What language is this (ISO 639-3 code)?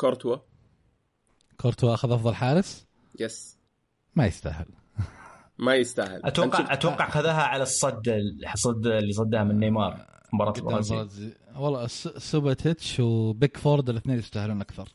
ara